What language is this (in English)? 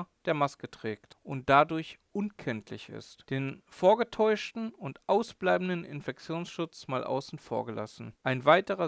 German